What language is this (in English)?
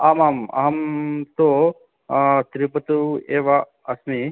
Sanskrit